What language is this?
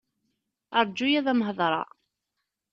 Kabyle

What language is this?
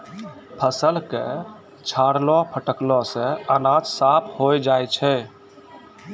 Maithili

